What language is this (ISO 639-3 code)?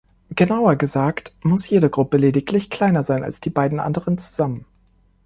deu